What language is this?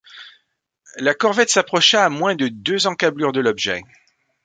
French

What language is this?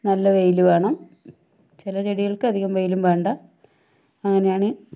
Malayalam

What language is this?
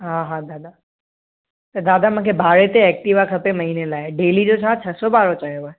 Sindhi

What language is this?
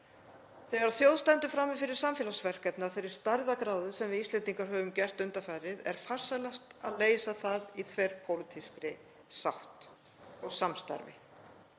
Icelandic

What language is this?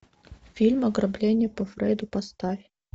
Russian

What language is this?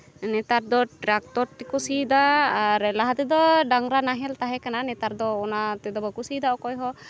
Santali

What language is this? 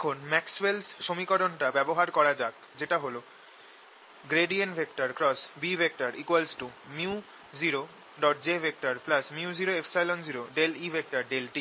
Bangla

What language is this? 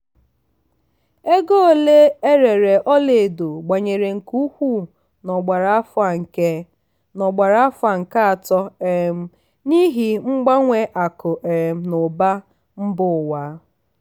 Igbo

